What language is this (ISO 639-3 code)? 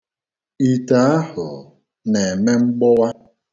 ibo